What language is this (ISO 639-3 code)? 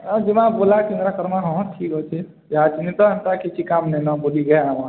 ori